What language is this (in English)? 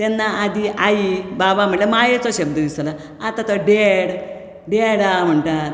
Konkani